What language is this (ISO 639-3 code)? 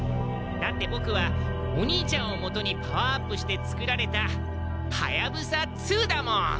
jpn